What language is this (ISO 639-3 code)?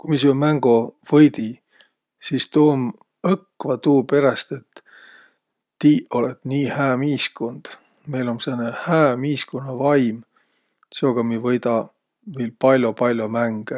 vro